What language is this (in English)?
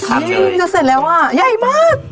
Thai